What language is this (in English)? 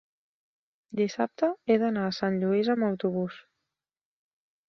Catalan